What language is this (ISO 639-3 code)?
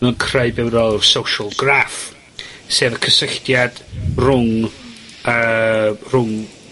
cym